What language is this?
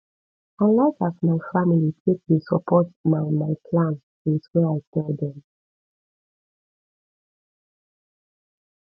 Nigerian Pidgin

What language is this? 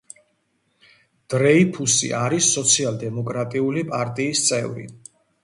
Georgian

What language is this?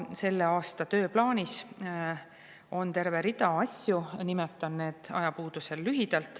Estonian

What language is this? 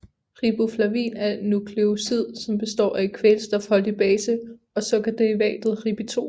Danish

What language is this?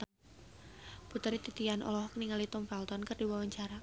Sundanese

